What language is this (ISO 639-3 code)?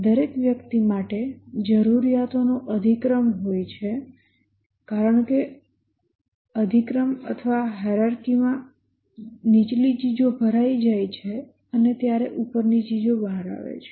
guj